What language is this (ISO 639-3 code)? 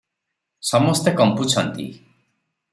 ori